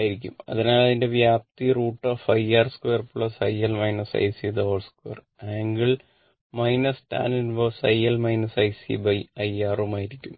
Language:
Malayalam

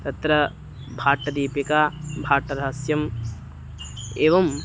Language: Sanskrit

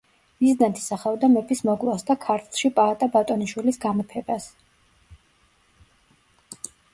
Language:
Georgian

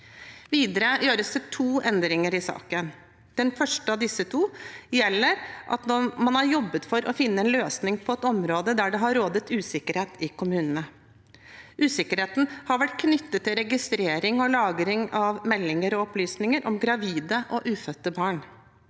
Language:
Norwegian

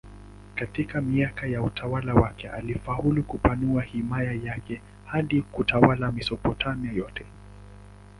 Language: Swahili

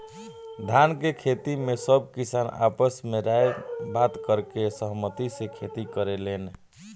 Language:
Bhojpuri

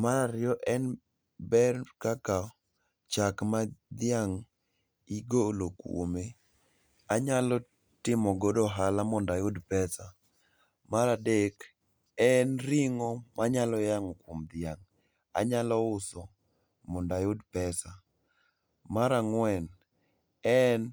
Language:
Luo (Kenya and Tanzania)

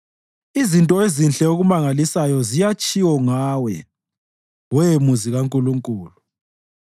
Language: North Ndebele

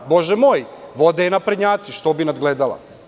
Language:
Serbian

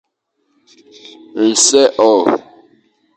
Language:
Fang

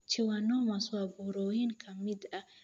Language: Somali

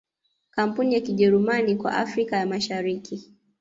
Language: Swahili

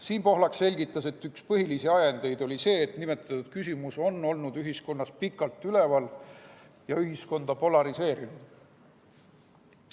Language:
Estonian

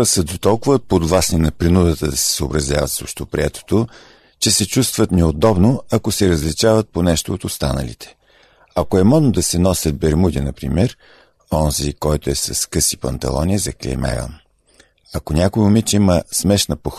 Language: Bulgarian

